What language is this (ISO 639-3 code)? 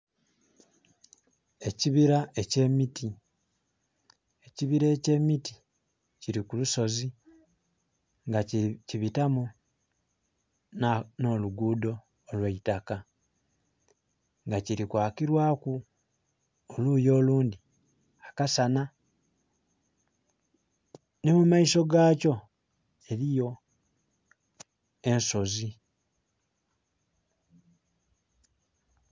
xog